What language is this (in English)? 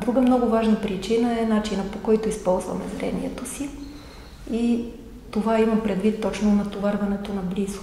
Bulgarian